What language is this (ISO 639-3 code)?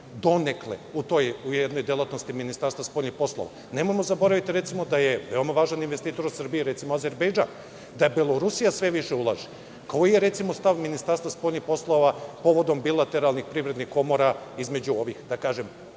srp